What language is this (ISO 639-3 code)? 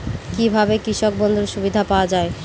ben